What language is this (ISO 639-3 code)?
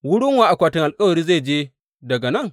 hau